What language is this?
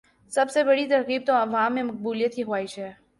Urdu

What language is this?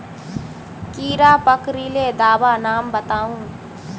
Magahi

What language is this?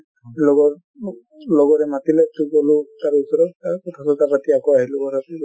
Assamese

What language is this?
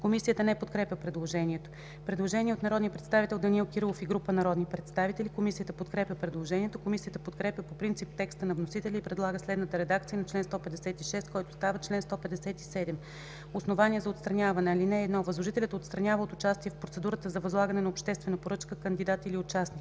Bulgarian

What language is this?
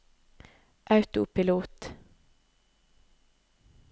Norwegian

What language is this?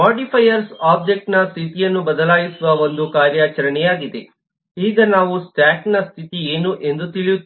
Kannada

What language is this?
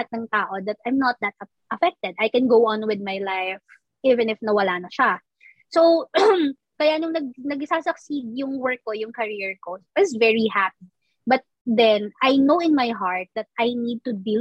Filipino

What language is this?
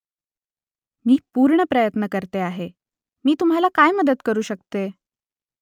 Marathi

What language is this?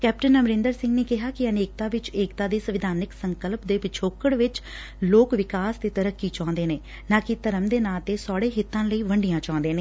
Punjabi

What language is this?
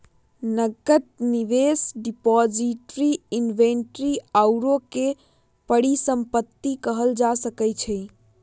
Magahi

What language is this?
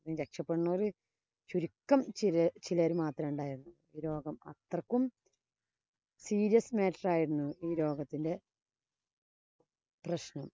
Malayalam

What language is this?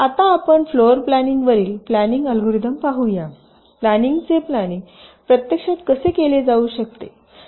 Marathi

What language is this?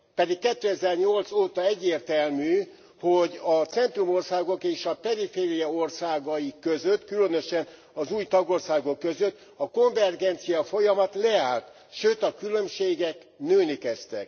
Hungarian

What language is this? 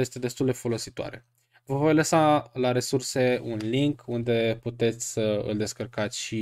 Romanian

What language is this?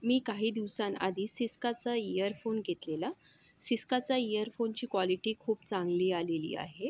Marathi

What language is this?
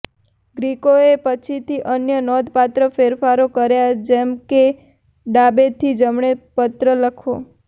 Gujarati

